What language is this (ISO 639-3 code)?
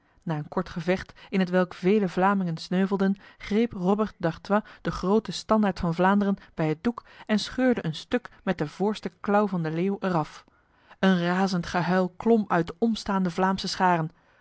nld